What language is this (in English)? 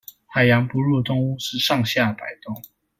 Chinese